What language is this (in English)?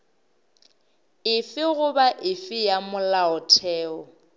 Northern Sotho